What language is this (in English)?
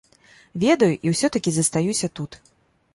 Belarusian